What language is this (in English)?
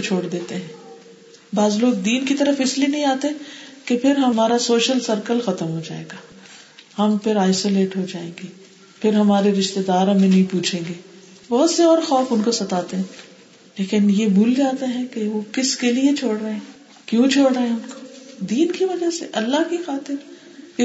Urdu